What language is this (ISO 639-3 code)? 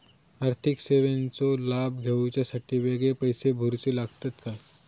mar